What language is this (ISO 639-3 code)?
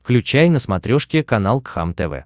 rus